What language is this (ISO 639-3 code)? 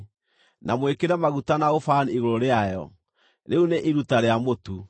kik